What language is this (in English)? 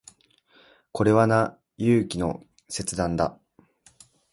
Japanese